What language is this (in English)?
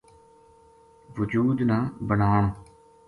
Gujari